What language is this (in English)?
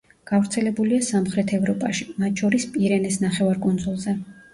Georgian